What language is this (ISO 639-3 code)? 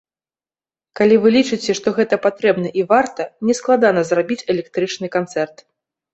bel